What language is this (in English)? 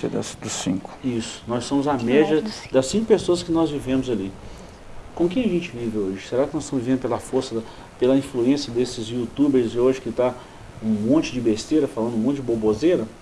Portuguese